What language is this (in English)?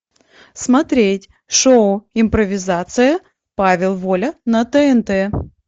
Russian